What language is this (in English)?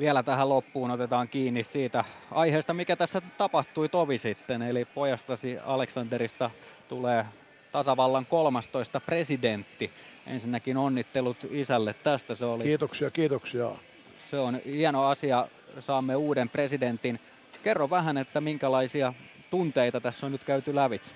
Finnish